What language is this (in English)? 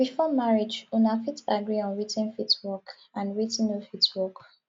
Nigerian Pidgin